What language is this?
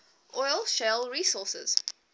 English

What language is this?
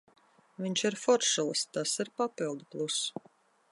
Latvian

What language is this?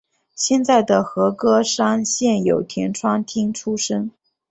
Chinese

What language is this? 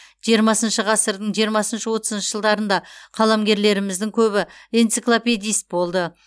Kazakh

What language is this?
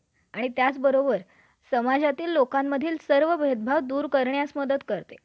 Marathi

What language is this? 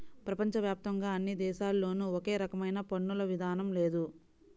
Telugu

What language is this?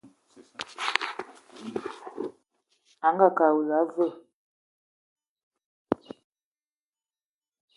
Eton (Cameroon)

